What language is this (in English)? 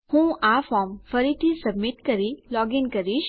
Gujarati